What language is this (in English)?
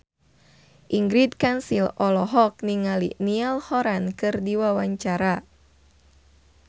Sundanese